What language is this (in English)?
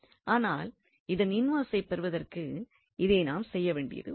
Tamil